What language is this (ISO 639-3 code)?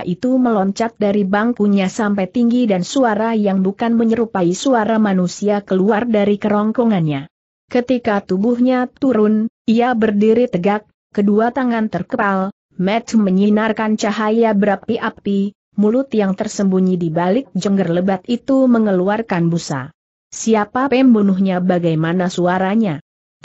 ind